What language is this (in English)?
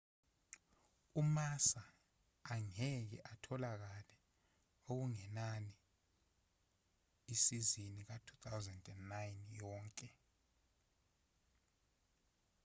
Zulu